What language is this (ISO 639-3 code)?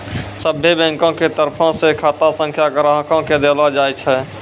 mai